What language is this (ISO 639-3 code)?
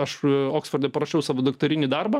lit